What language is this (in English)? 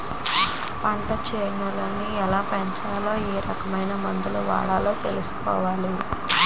Telugu